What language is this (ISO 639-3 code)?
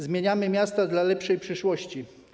pol